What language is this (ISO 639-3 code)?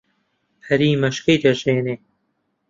ckb